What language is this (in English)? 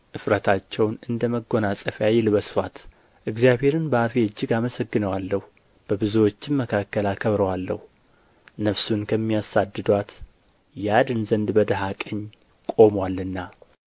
Amharic